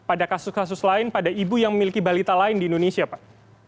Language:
Indonesian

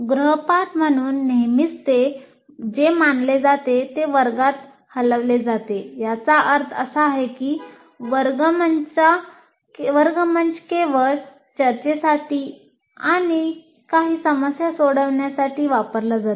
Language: Marathi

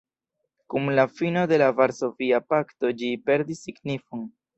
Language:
Esperanto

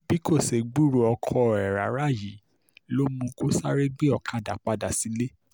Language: Yoruba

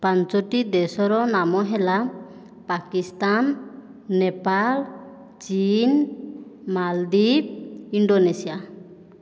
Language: Odia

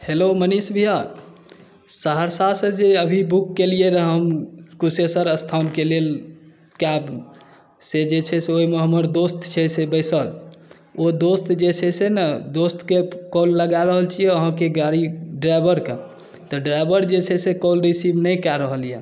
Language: Maithili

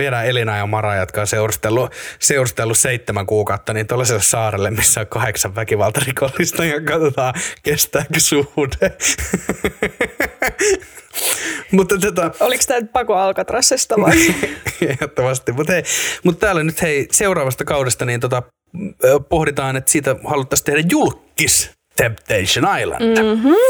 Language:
Finnish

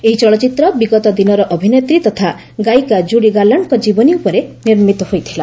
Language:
Odia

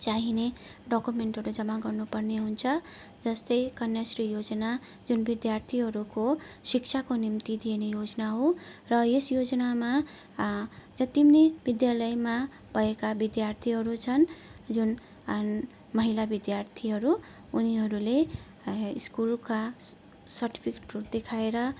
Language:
Nepali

